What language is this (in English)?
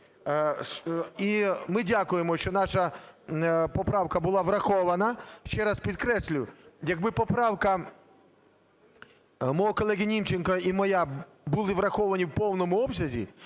Ukrainian